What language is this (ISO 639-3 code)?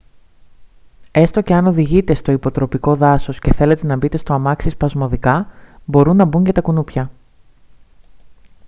ell